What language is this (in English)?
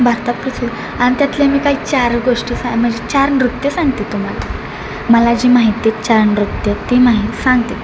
Marathi